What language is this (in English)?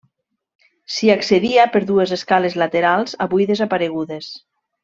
Catalan